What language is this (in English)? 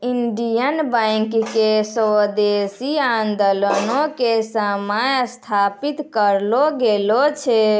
Maithili